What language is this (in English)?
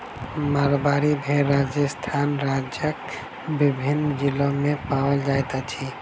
Maithili